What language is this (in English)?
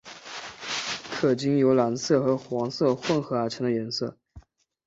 Chinese